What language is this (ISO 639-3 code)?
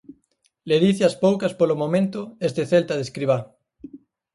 glg